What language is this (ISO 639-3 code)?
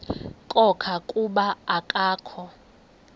xho